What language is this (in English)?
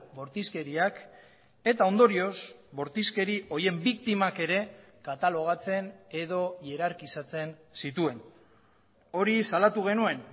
Basque